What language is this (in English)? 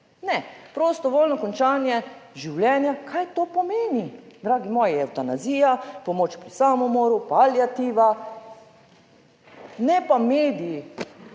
Slovenian